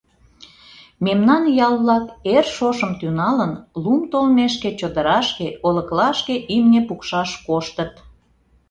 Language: Mari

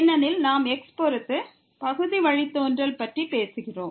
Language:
Tamil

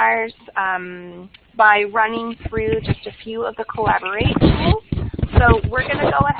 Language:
English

